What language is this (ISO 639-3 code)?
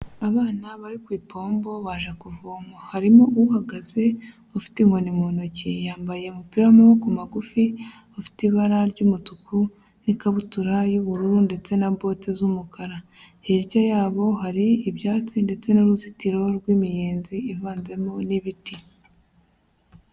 kin